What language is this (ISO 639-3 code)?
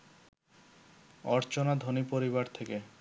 ben